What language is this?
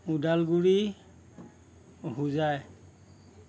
Assamese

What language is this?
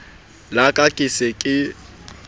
Southern Sotho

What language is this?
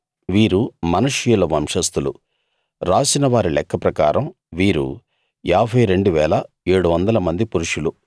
Telugu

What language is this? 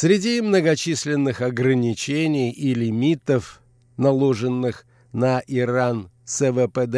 Russian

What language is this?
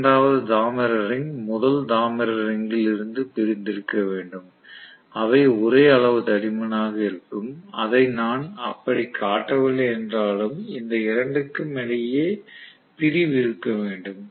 Tamil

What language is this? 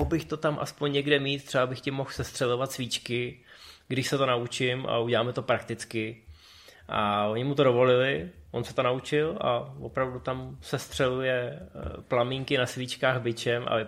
Czech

